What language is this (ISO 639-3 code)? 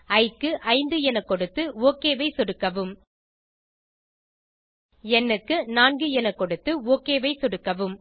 tam